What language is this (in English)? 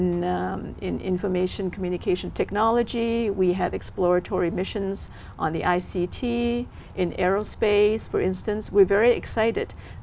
Vietnamese